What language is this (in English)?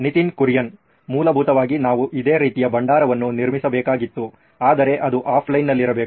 Kannada